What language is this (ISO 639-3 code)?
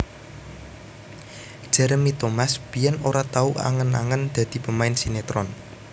jav